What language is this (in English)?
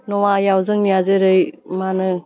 Bodo